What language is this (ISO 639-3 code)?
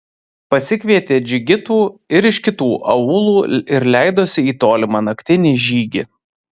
lit